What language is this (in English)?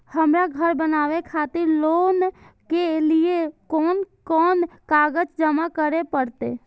Maithili